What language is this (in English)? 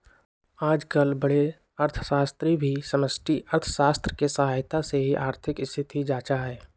Magahi